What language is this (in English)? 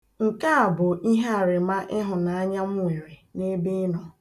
Igbo